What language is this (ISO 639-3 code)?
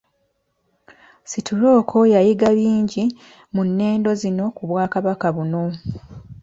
lug